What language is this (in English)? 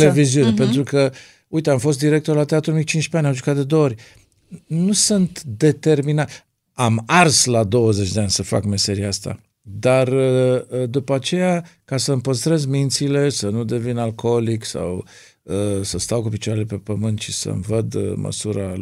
Romanian